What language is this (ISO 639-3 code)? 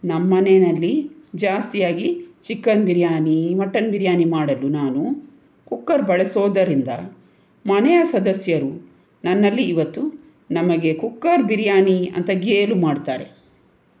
kan